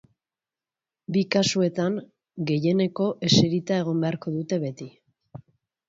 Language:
Basque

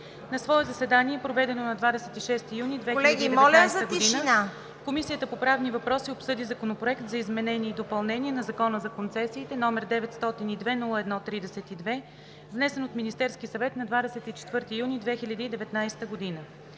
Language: Bulgarian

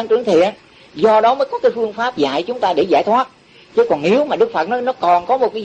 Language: Vietnamese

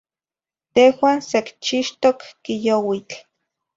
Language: Zacatlán-Ahuacatlán-Tepetzintla Nahuatl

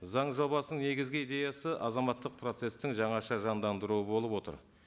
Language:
Kazakh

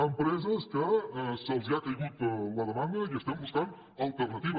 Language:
Catalan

